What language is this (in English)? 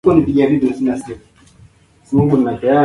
Swahili